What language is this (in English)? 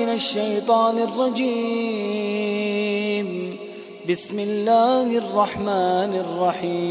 Arabic